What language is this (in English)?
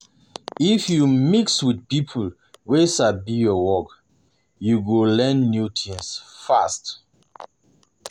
Nigerian Pidgin